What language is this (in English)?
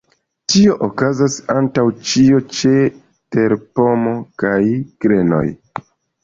Esperanto